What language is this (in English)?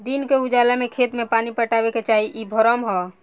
Bhojpuri